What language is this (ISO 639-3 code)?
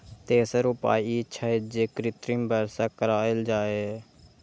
mai